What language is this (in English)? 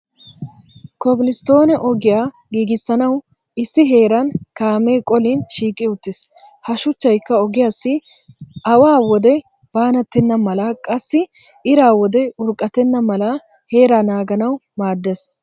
Wolaytta